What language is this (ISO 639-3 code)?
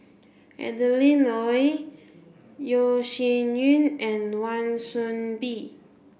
eng